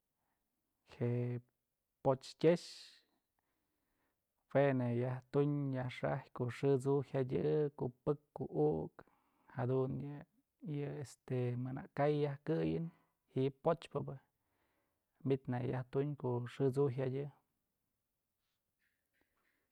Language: Mazatlán Mixe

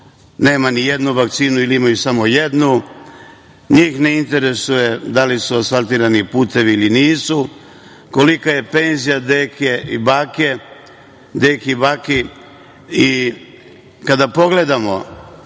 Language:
Serbian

